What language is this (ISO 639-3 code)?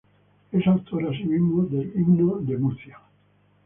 spa